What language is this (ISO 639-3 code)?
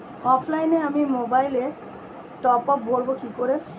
ben